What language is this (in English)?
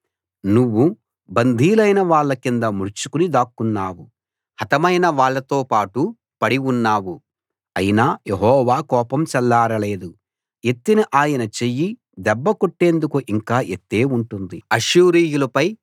Telugu